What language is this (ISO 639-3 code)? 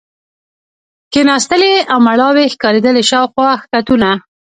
pus